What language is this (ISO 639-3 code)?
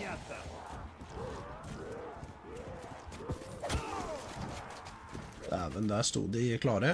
nor